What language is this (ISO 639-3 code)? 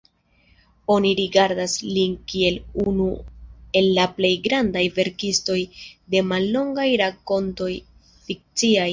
epo